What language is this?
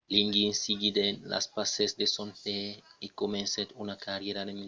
Occitan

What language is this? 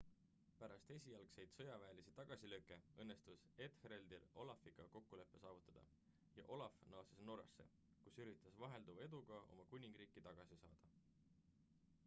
Estonian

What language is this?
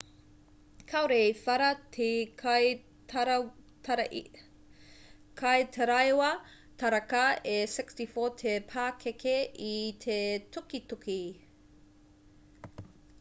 Māori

